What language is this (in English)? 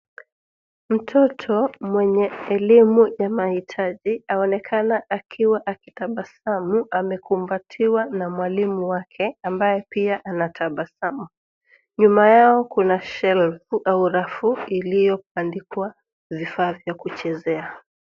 Swahili